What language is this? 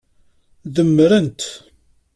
Kabyle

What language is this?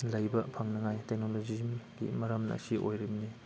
Manipuri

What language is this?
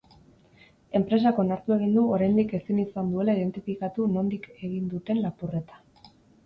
Basque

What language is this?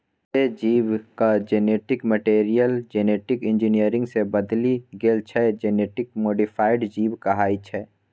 Maithili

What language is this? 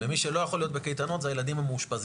Hebrew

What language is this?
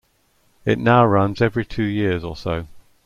English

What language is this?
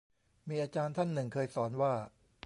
Thai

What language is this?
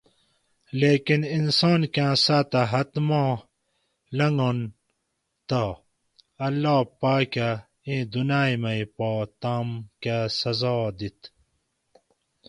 Gawri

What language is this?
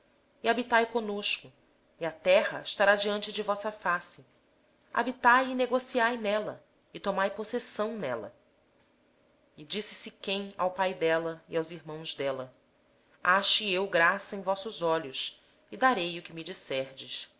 Portuguese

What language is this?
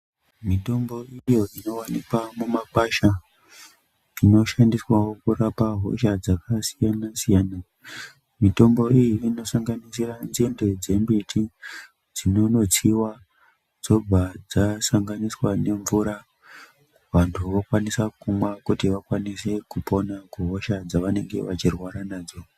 Ndau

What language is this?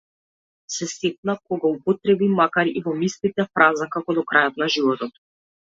Macedonian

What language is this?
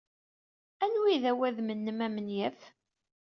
Kabyle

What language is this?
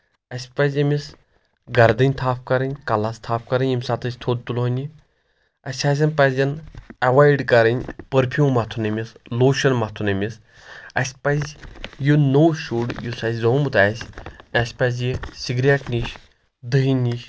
Kashmiri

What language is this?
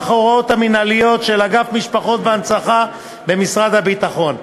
Hebrew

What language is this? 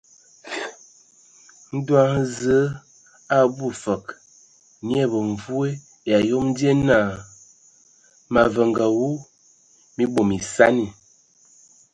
Ewondo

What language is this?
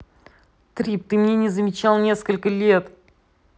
Russian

